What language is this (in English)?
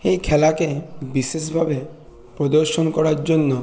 Bangla